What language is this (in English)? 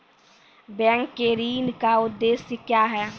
Maithili